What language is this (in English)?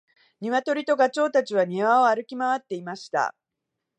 Japanese